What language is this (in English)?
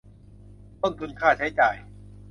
Thai